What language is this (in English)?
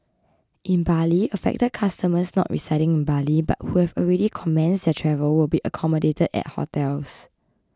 English